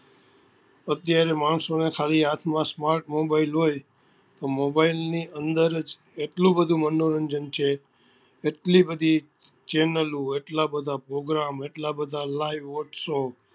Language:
Gujarati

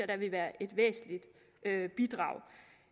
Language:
Danish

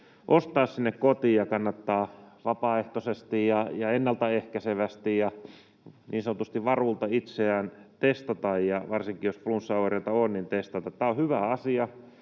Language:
Finnish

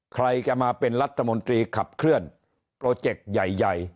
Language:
Thai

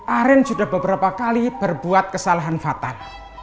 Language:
Indonesian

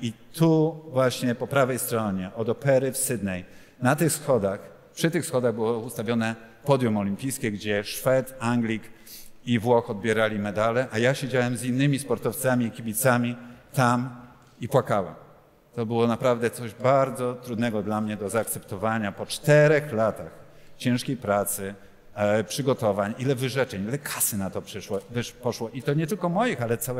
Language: Polish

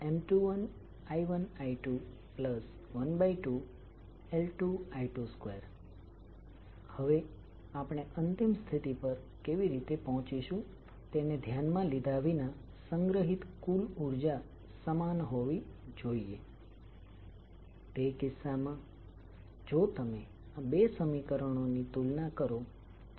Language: Gujarati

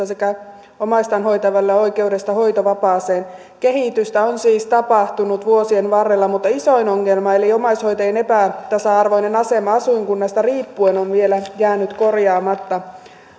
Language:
Finnish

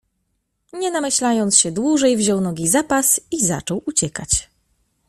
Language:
Polish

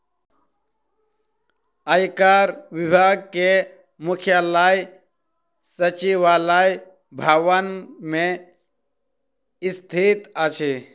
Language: Maithili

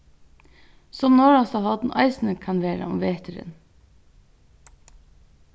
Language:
Faroese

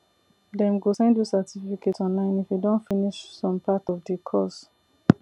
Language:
Nigerian Pidgin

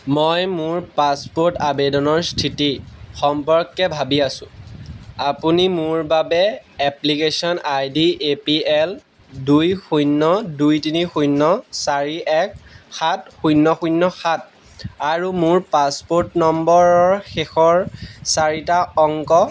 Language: Assamese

